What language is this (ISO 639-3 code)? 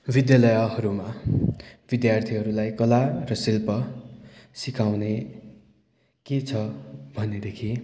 nep